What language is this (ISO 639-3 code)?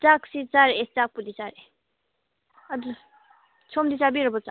mni